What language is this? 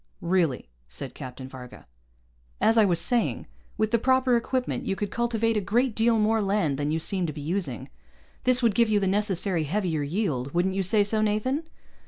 English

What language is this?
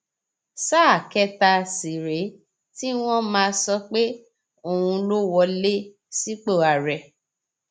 Yoruba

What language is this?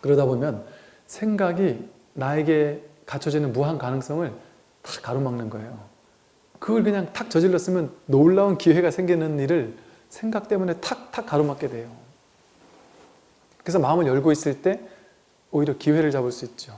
Korean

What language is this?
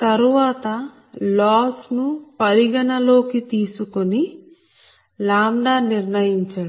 Telugu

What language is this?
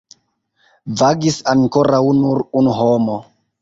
Esperanto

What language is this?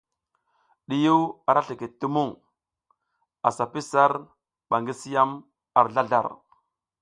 South Giziga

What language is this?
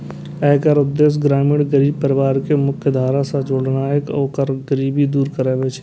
Maithili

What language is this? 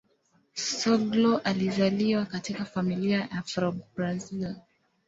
Swahili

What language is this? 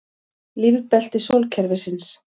Icelandic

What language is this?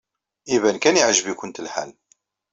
Kabyle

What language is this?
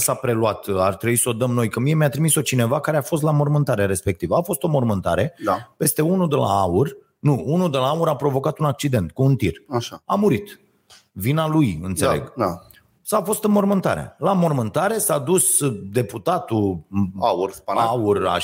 Romanian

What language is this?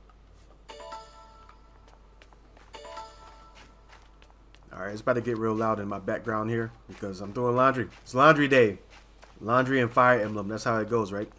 English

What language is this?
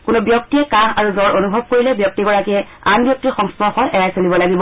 Assamese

